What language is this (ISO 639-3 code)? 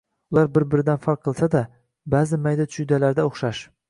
uzb